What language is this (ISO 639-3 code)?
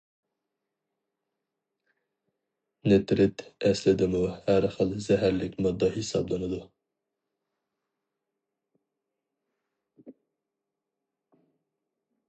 uig